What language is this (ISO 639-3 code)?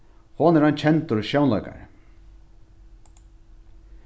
fao